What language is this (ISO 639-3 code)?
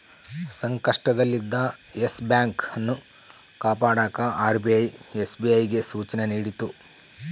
kan